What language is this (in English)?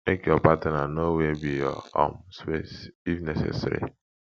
Nigerian Pidgin